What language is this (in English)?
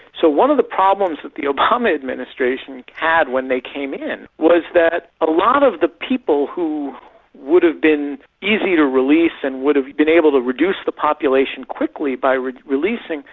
English